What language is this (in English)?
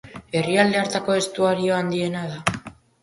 Basque